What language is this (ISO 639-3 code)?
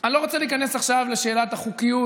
heb